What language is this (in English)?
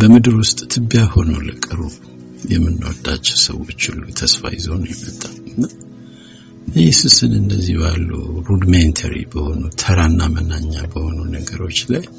Amharic